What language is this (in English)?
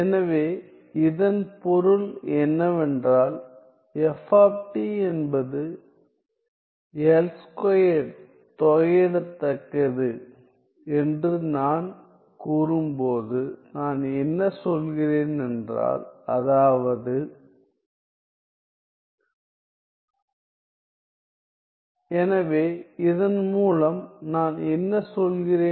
Tamil